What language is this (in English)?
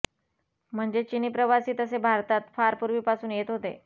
Marathi